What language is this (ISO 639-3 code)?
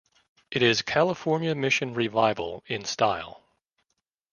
eng